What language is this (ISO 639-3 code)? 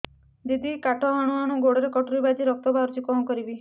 ori